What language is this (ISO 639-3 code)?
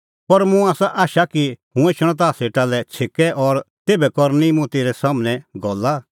kfx